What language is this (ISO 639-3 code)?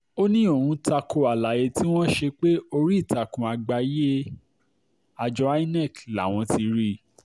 yor